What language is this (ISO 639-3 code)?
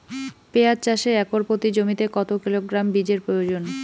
ben